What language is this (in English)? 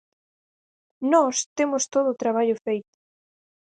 Galician